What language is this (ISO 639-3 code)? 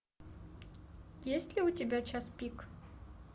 rus